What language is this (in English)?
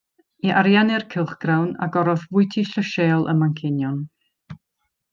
Welsh